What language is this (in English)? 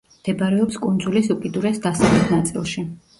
Georgian